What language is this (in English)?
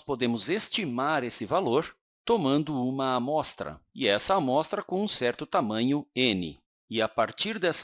Portuguese